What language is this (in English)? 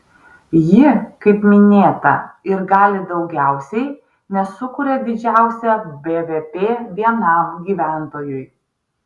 Lithuanian